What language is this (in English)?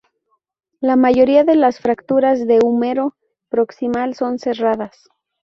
Spanish